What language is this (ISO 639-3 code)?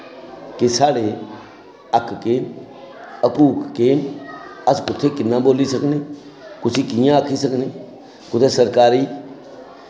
doi